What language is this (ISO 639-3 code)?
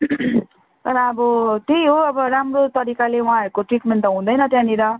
nep